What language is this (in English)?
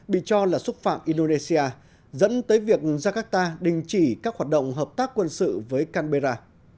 Vietnamese